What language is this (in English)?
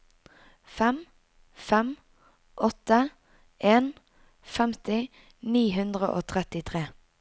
Norwegian